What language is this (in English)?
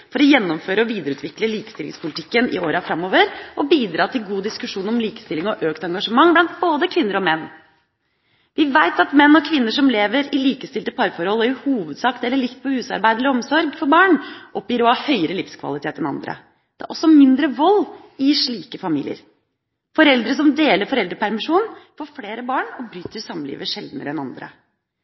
Norwegian Bokmål